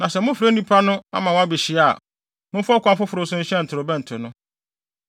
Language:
Akan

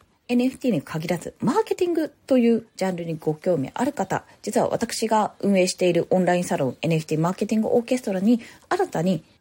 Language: Japanese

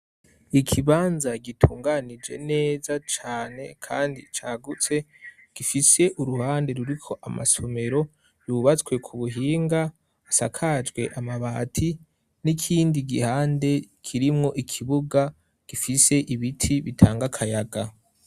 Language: Rundi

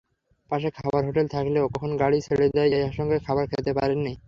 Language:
Bangla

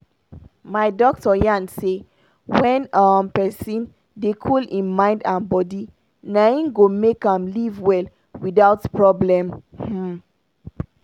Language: Nigerian Pidgin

